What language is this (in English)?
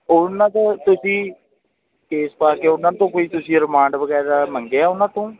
Punjabi